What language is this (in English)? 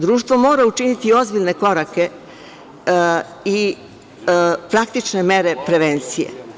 Serbian